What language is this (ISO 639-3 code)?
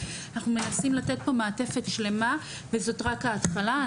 heb